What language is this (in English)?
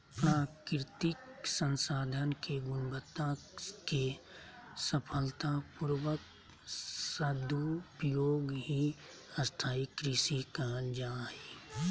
Magahi